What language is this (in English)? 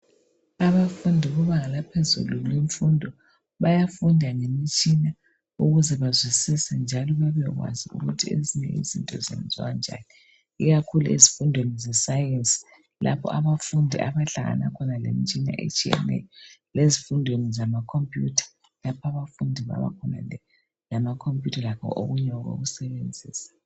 North Ndebele